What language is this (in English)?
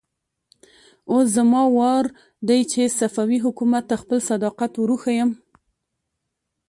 Pashto